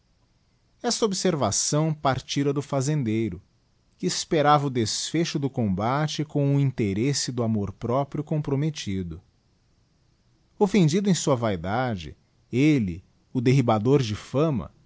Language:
Portuguese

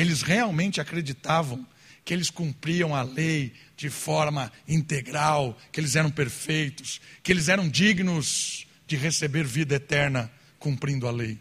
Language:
Portuguese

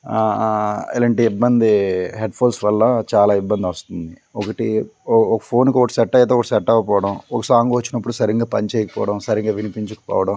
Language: Telugu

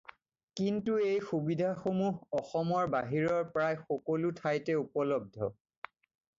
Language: Assamese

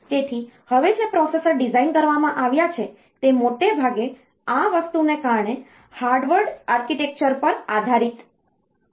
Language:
Gujarati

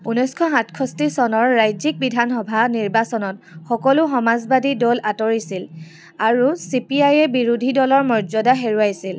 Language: Assamese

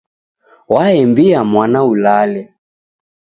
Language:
Taita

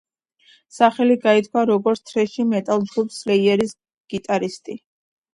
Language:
Georgian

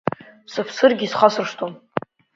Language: Abkhazian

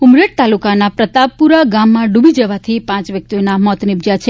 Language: Gujarati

